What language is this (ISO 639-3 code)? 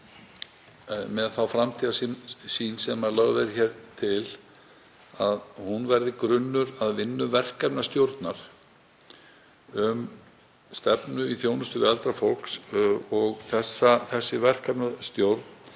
isl